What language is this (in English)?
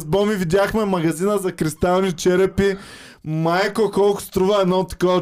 Bulgarian